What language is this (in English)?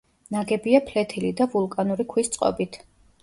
Georgian